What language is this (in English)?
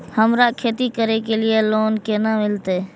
Maithili